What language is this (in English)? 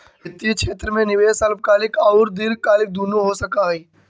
Magahi